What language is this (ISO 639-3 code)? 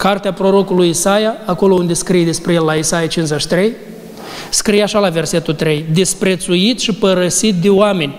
ron